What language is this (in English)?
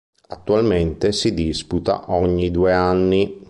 Italian